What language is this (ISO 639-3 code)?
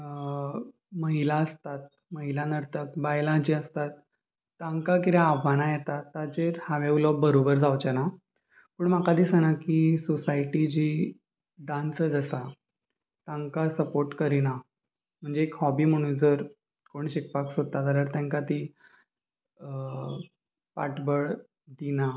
kok